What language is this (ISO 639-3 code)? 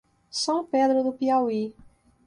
por